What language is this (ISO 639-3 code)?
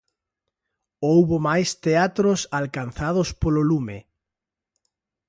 glg